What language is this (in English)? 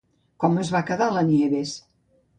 Catalan